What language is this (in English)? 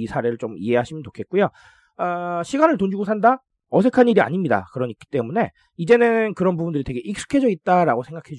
Korean